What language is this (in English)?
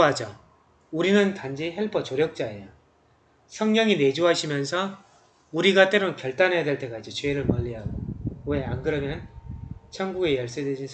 Korean